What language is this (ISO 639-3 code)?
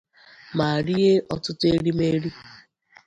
ibo